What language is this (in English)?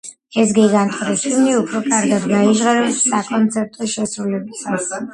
Georgian